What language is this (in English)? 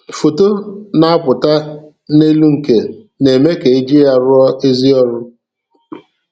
Igbo